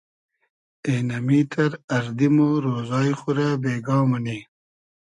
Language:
Hazaragi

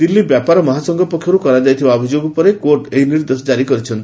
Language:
Odia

